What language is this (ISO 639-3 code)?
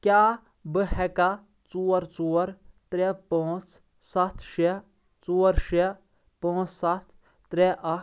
kas